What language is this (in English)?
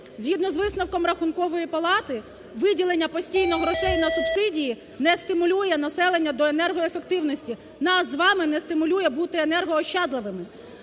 Ukrainian